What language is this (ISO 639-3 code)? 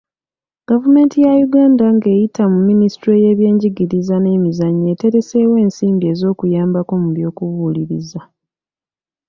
lug